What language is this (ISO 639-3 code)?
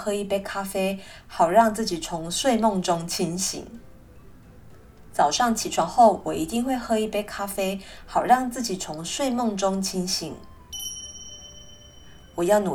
zho